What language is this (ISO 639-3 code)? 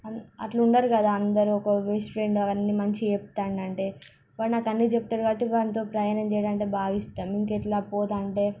tel